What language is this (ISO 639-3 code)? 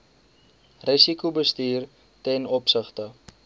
afr